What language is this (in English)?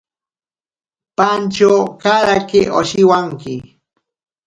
Ashéninka Perené